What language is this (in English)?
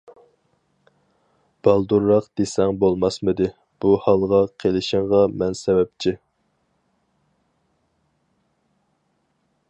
Uyghur